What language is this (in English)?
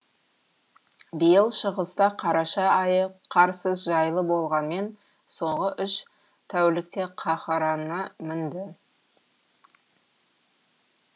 Kazakh